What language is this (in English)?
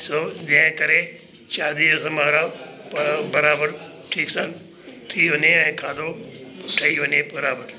Sindhi